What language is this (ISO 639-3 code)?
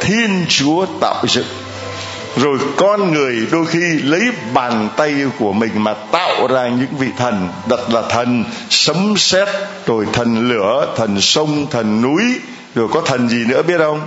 vie